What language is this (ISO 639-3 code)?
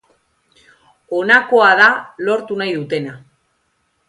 eus